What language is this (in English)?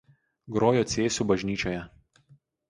Lithuanian